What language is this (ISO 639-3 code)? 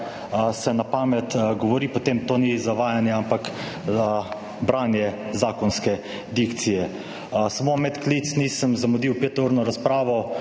slv